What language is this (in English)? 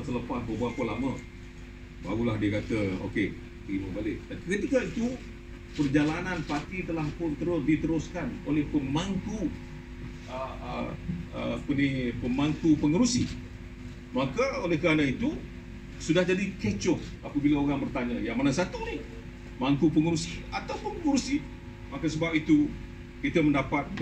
Malay